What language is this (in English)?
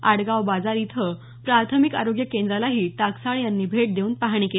Marathi